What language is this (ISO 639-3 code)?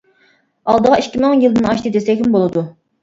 uig